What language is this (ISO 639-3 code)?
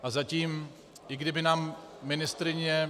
ces